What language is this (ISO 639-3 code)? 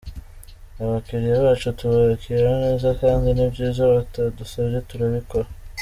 kin